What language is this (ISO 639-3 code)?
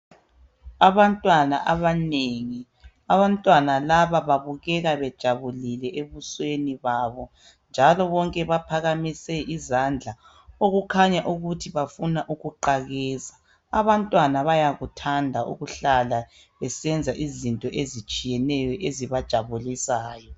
nde